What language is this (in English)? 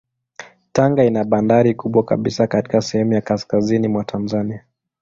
Swahili